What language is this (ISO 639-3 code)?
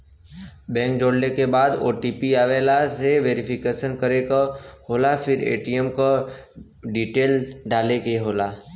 bho